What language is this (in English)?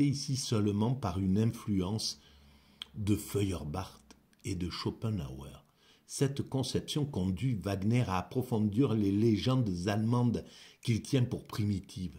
French